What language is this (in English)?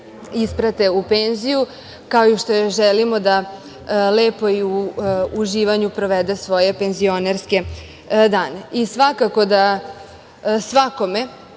Serbian